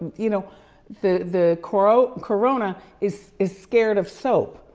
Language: English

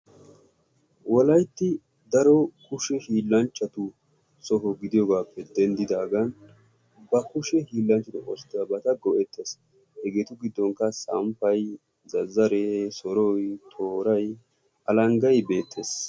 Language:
Wolaytta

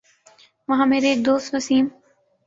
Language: Urdu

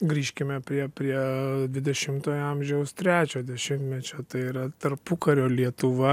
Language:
Lithuanian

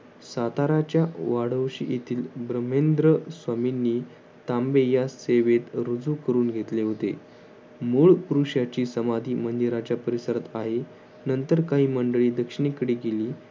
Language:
Marathi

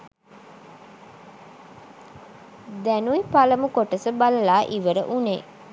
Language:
Sinhala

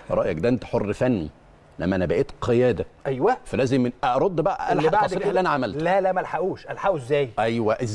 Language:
Arabic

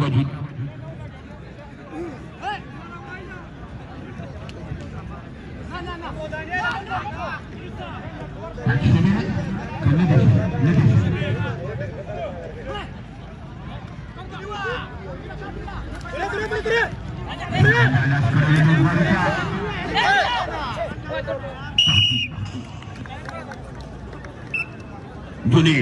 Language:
Arabic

